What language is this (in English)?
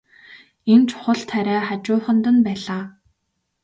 Mongolian